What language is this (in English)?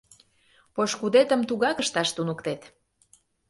Mari